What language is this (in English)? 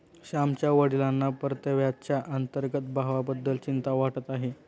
Marathi